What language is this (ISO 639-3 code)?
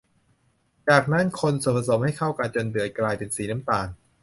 tha